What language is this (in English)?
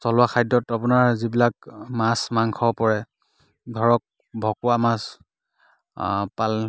Assamese